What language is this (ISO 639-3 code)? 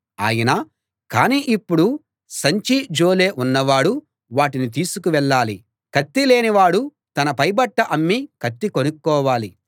tel